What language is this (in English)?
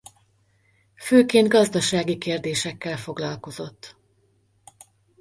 Hungarian